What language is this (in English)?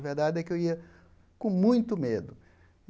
Portuguese